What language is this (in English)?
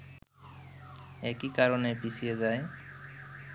Bangla